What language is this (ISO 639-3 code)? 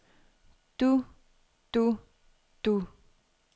dan